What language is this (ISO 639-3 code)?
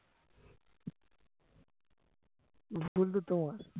ben